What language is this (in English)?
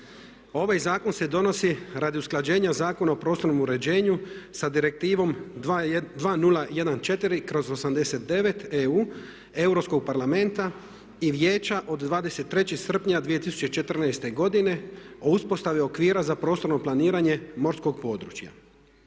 Croatian